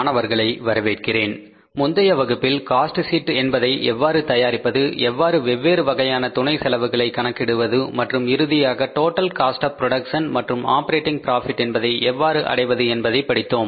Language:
Tamil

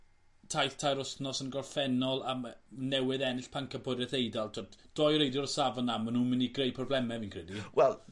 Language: Welsh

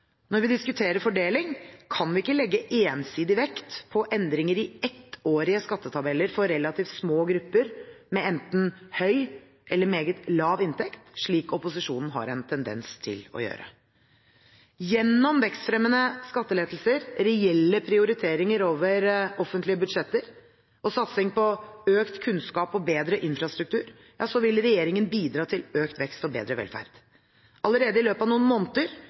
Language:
Norwegian Bokmål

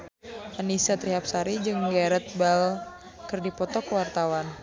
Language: Sundanese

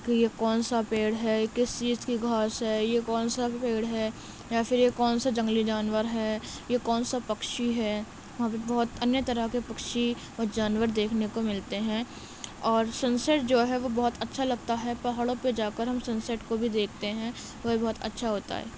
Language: Urdu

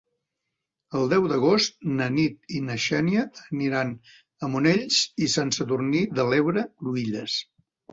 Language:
Catalan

